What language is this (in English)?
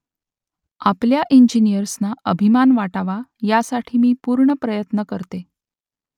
Marathi